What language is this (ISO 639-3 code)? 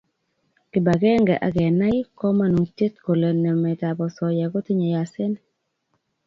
kln